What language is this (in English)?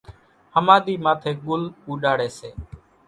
Kachi Koli